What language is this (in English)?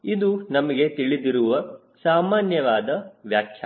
Kannada